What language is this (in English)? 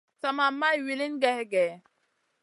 Masana